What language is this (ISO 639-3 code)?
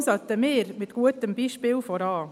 gsw